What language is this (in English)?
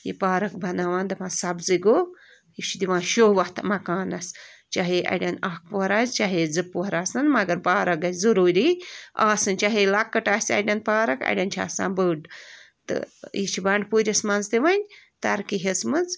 Kashmiri